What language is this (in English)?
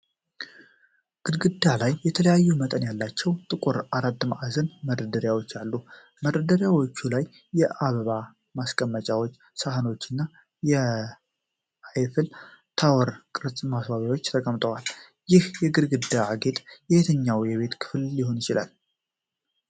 Amharic